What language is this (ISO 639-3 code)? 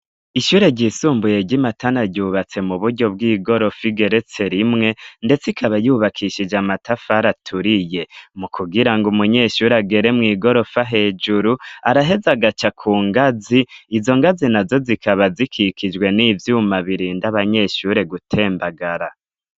run